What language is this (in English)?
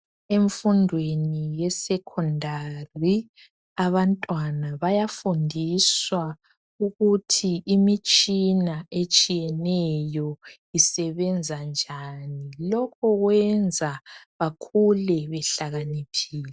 North Ndebele